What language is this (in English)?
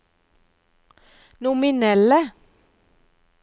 Norwegian